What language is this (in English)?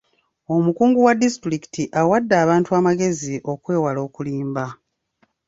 Ganda